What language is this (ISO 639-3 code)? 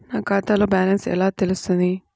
tel